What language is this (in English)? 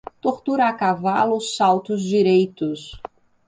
Portuguese